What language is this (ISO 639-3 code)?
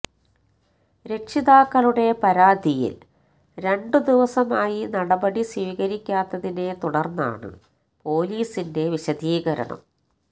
mal